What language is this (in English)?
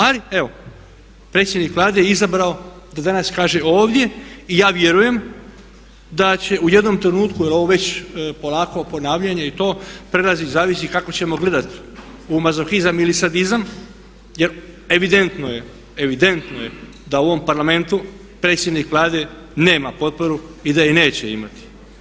Croatian